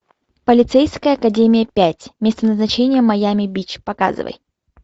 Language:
Russian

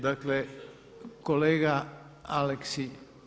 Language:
Croatian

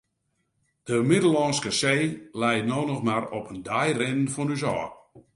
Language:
Western Frisian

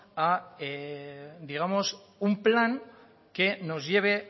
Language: Spanish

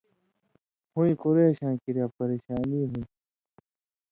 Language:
Indus Kohistani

